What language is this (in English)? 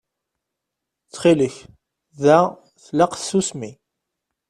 Kabyle